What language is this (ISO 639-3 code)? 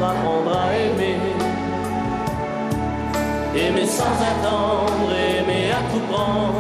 ind